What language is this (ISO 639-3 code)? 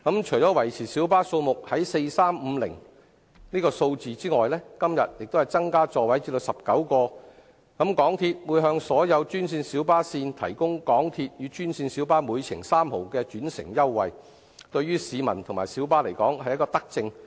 yue